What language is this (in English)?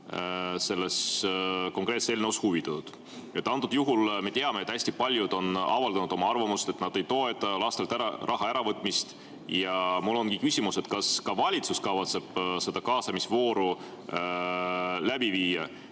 Estonian